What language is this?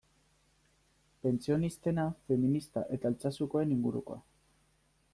Basque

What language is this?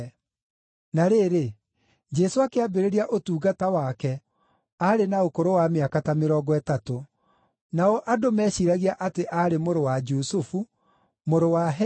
Kikuyu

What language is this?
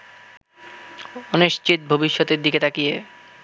Bangla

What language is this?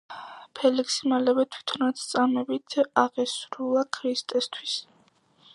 Georgian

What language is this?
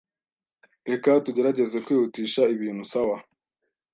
Kinyarwanda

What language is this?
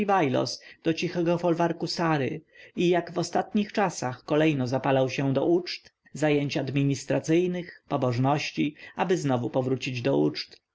Polish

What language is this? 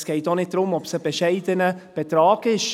Swiss German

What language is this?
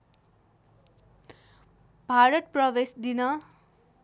Nepali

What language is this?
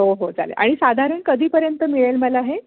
Marathi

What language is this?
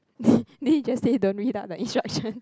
English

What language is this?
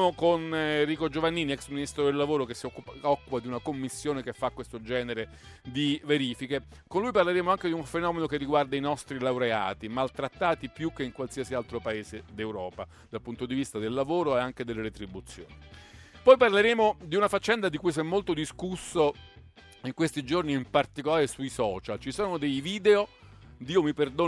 Italian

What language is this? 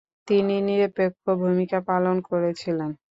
Bangla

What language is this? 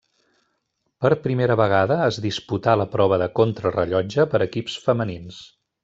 Catalan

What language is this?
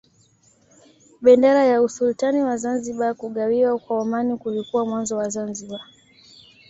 Swahili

